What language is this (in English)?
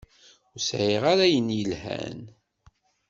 Kabyle